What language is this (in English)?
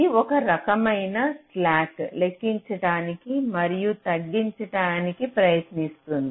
Telugu